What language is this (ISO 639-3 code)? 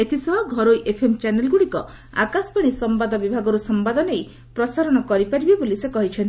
ori